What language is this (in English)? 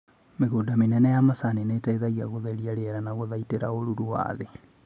Kikuyu